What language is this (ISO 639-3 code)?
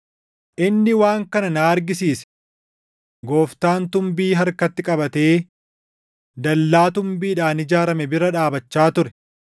orm